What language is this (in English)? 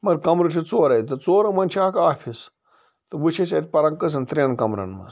Kashmiri